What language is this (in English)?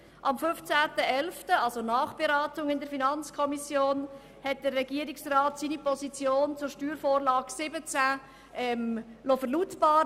Swiss German